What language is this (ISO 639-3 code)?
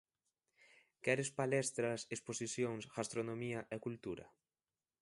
glg